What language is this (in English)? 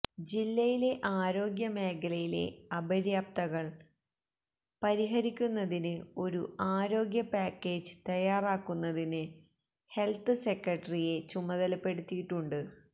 Malayalam